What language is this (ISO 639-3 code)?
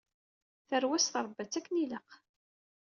kab